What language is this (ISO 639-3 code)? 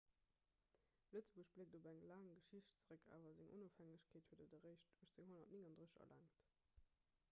ltz